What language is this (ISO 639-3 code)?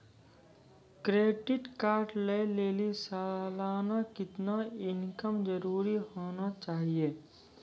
mai